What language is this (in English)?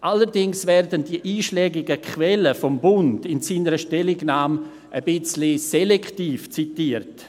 Swiss German